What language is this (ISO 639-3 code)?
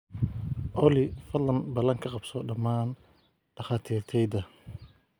som